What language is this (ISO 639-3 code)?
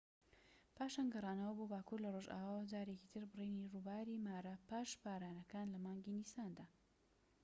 ckb